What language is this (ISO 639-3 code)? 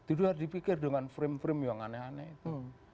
ind